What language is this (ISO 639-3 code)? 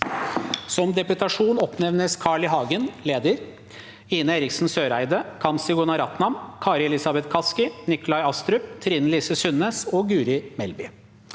nor